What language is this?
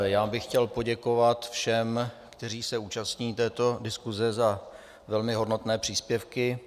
Czech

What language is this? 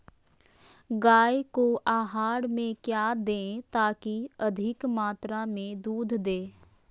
Magahi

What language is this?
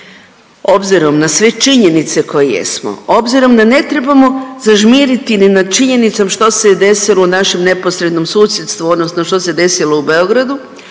Croatian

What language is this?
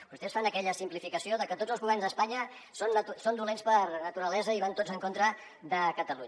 Catalan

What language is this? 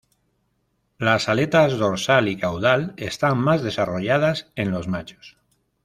Spanish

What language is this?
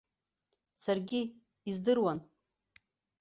Abkhazian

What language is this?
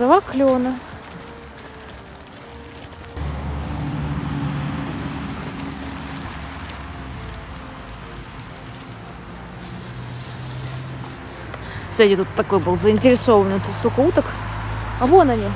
Russian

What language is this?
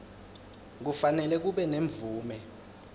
Swati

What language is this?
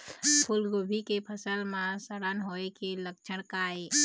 Chhattisgarhi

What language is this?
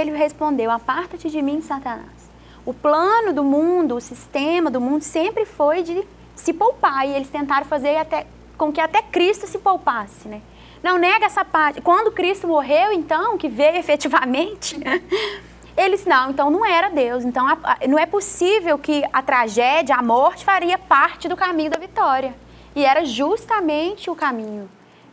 Portuguese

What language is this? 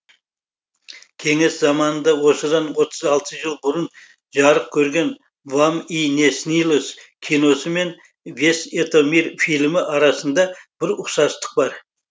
Kazakh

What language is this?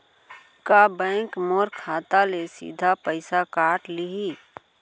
Chhattisgarhi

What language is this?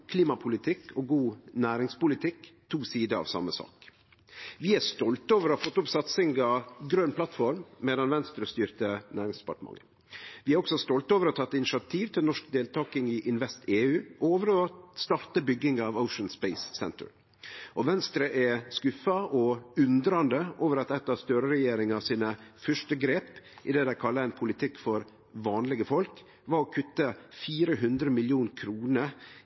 Norwegian Nynorsk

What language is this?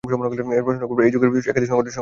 Bangla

